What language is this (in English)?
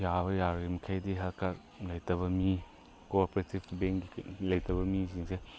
Manipuri